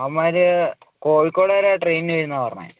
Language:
Malayalam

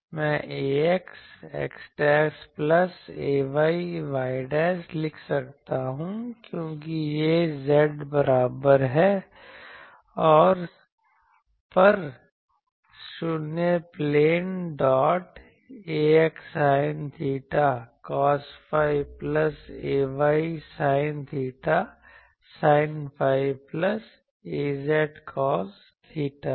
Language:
Hindi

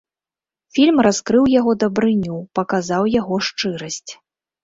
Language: Belarusian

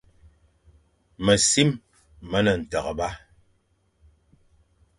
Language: Fang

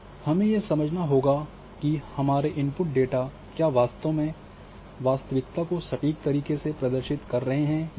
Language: Hindi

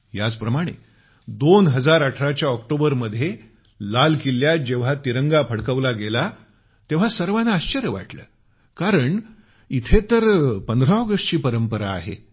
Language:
Marathi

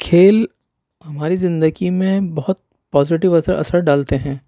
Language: Urdu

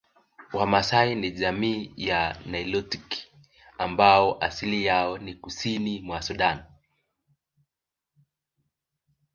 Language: Swahili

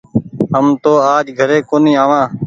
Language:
Goaria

